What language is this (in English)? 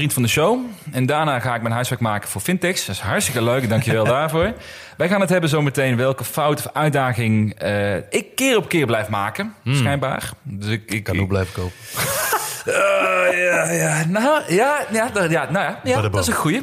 Dutch